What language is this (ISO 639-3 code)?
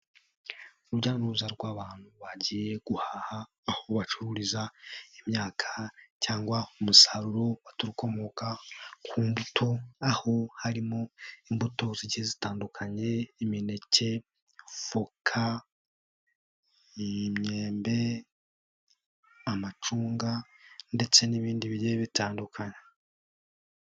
kin